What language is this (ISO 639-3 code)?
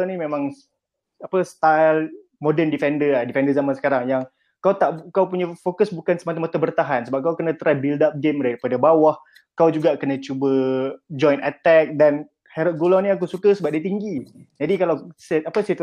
msa